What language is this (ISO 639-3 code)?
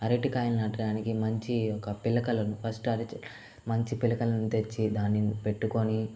tel